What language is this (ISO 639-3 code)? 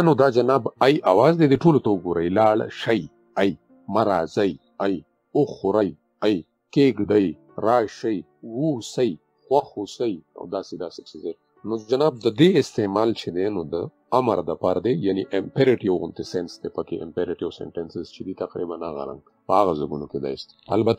ara